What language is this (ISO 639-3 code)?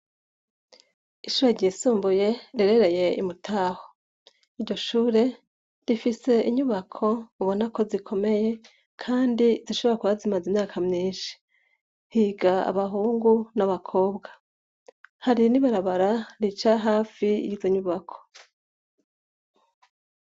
run